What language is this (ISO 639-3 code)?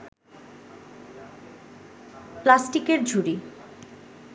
ben